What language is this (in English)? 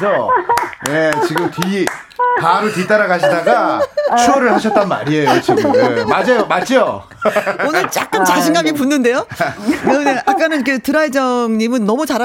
Korean